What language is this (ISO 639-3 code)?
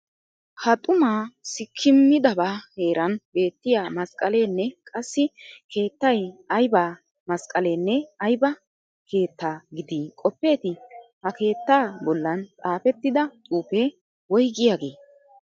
wal